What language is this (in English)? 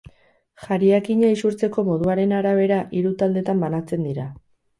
Basque